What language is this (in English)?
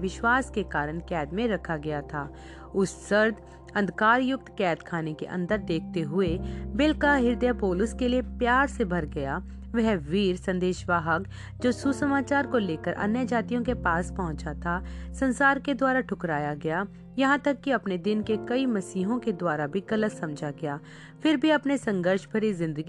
Hindi